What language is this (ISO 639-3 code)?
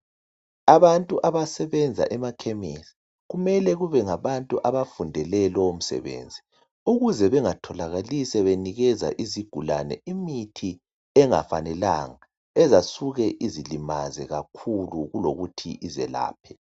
nde